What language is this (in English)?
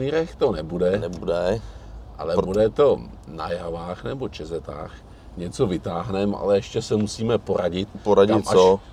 Czech